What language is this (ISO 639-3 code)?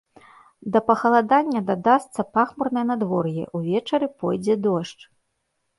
bel